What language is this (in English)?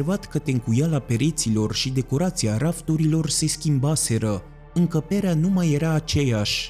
Romanian